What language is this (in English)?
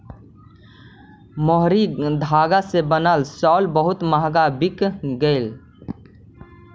Magahi